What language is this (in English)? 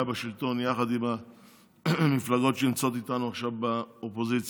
Hebrew